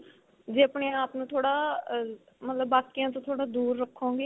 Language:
Punjabi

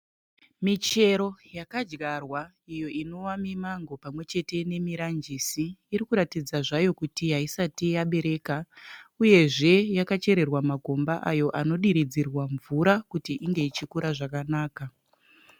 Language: Shona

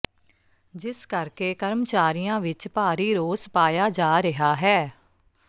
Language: Punjabi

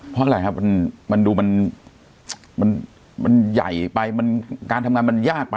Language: Thai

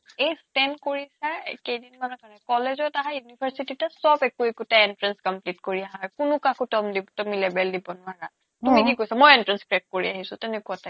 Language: Assamese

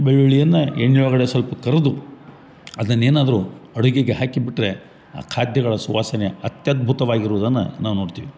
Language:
Kannada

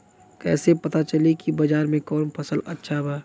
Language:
Bhojpuri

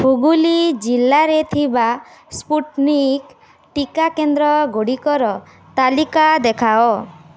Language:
Odia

